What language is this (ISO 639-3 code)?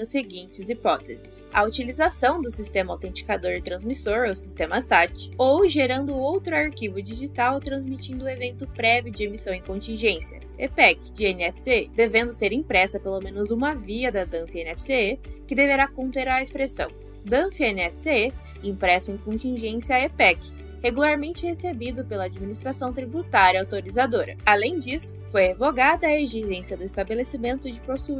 por